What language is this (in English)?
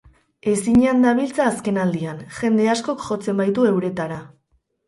Basque